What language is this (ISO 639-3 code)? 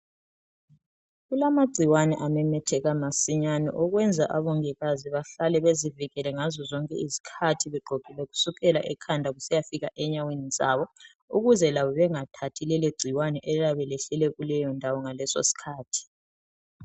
nde